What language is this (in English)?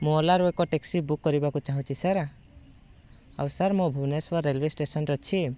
Odia